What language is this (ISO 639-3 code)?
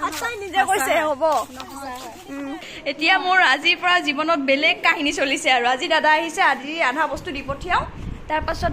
ind